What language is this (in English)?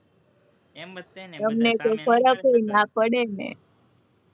Gujarati